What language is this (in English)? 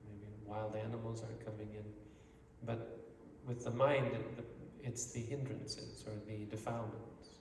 English